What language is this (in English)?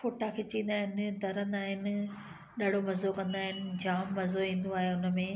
Sindhi